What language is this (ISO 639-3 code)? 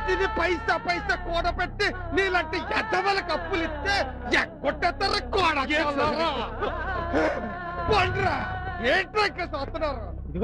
tel